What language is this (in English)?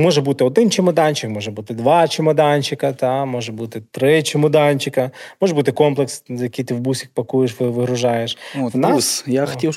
Ukrainian